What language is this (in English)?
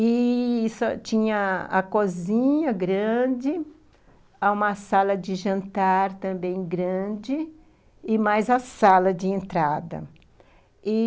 Portuguese